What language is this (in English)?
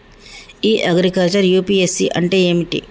Telugu